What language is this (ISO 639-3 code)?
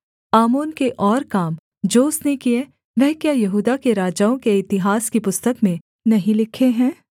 hin